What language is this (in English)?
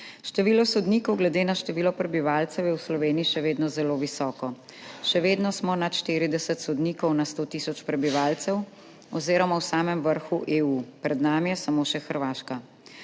Slovenian